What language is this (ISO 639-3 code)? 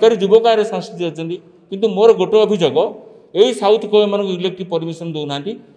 ron